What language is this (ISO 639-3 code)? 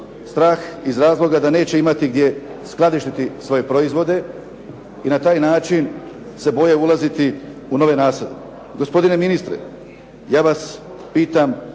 hrv